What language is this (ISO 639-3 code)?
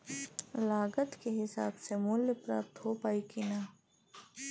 bho